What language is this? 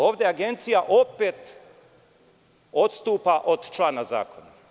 Serbian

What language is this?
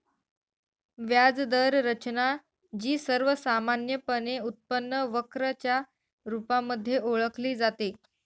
Marathi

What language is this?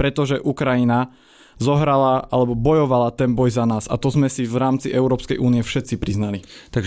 Slovak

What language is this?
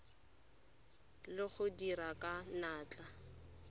Tswana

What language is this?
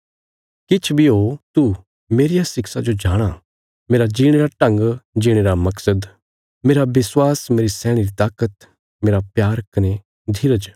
Bilaspuri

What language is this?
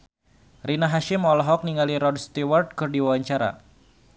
Sundanese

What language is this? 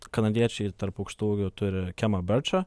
Lithuanian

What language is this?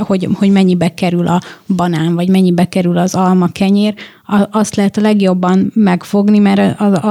Hungarian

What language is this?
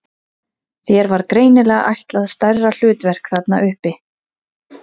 Icelandic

